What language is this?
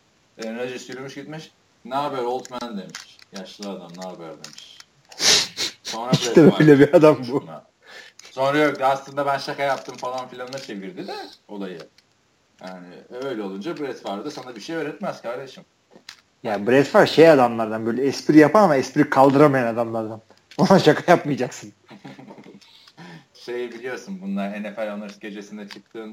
Turkish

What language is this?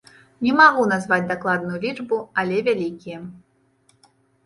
Belarusian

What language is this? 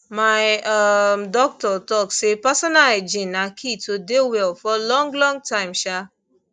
Nigerian Pidgin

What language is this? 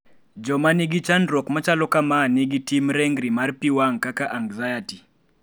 Luo (Kenya and Tanzania)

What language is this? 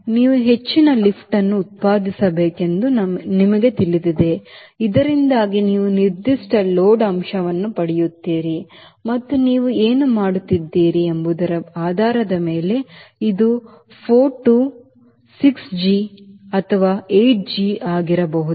Kannada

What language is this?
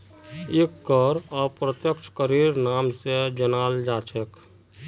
Magahi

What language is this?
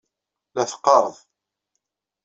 Kabyle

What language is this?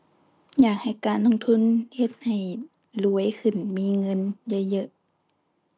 Thai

